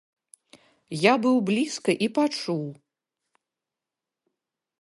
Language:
Belarusian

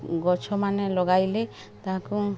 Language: Odia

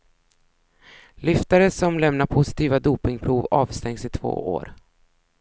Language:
Swedish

